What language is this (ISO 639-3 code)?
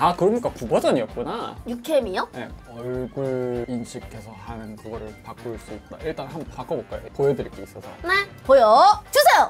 kor